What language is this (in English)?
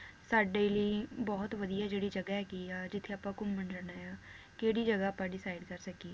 Punjabi